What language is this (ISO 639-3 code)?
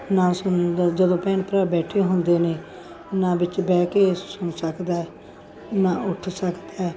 pan